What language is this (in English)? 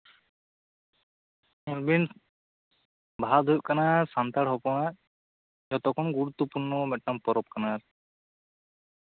Santali